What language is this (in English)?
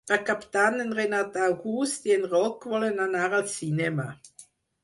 Catalan